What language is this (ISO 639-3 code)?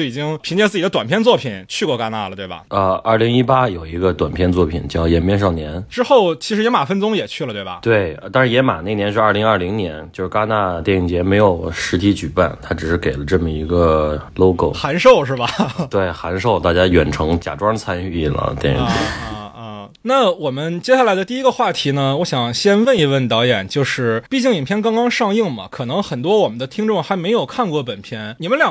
zho